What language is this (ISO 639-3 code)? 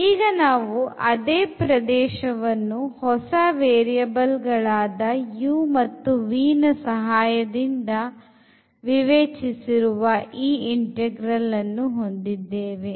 kan